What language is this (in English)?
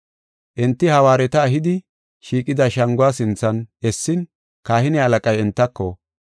Gofa